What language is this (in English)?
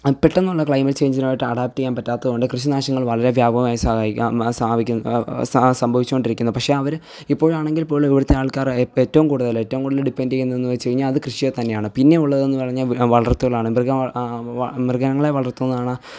Malayalam